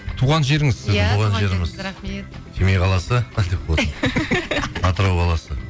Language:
Kazakh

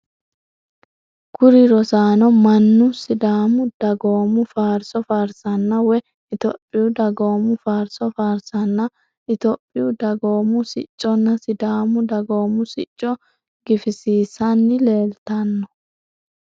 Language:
Sidamo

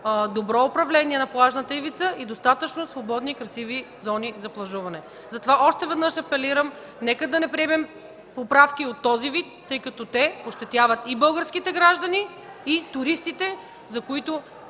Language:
Bulgarian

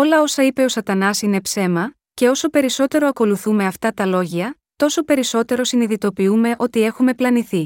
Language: Greek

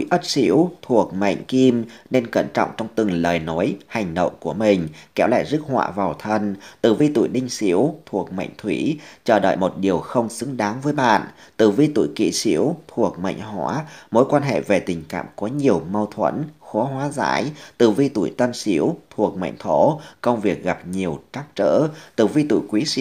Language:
Vietnamese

